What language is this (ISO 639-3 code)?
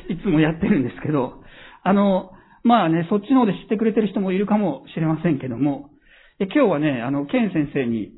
jpn